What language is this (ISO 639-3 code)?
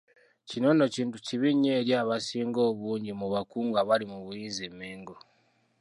lug